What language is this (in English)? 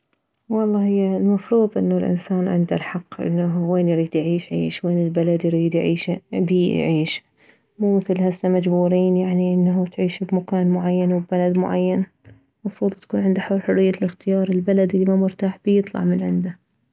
Mesopotamian Arabic